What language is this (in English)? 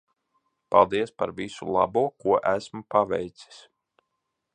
Latvian